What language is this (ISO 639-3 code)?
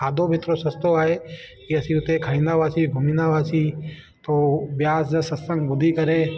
snd